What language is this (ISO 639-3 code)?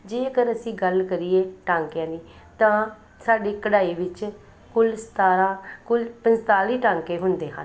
pan